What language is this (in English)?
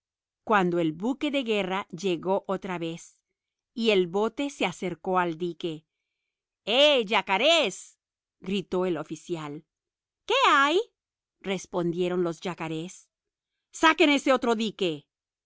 Spanish